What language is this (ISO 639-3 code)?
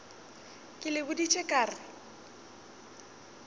nso